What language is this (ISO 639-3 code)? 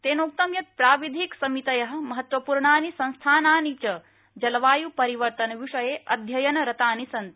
san